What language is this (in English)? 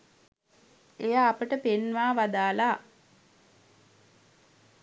Sinhala